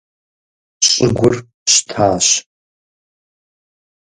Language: Kabardian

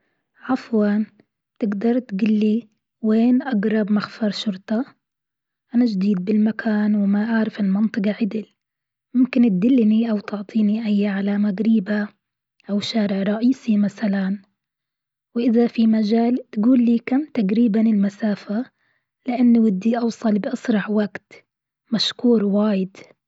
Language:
Gulf Arabic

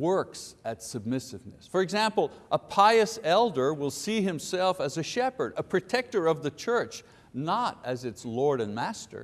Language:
English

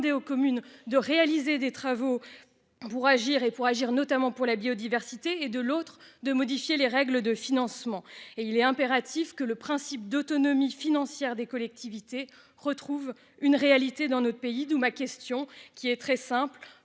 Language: French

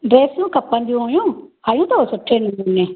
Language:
Sindhi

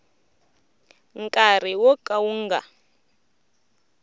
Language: Tsonga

